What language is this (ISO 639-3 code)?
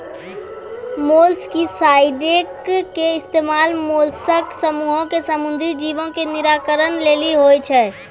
mai